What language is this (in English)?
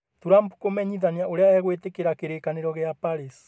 Kikuyu